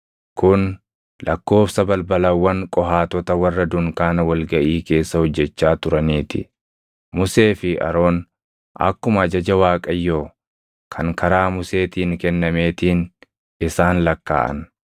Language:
Oromo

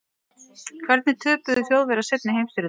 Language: Icelandic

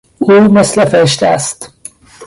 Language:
Persian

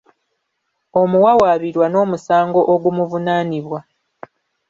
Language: Ganda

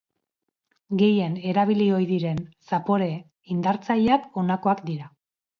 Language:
Basque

